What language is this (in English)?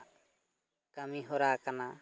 Santali